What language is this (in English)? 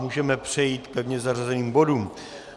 Czech